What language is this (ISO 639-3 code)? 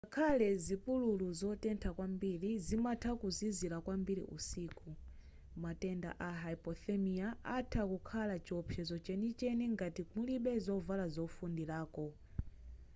nya